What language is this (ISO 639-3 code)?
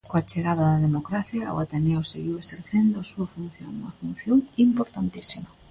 glg